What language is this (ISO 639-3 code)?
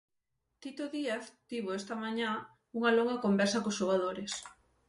glg